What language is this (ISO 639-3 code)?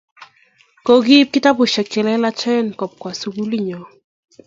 kln